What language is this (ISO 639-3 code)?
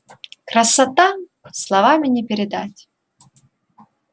rus